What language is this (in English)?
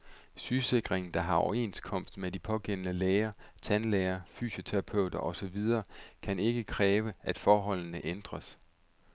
Danish